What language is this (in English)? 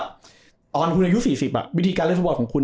Thai